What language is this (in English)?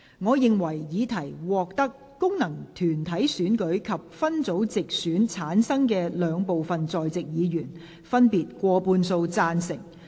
Cantonese